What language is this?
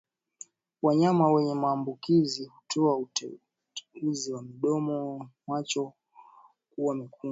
Swahili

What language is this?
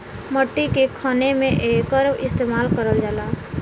Bhojpuri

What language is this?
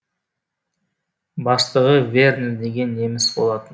Kazakh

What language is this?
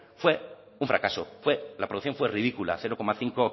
Spanish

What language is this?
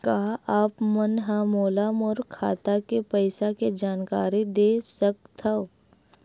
Chhattisgarhi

